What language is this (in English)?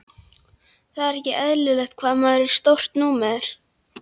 Icelandic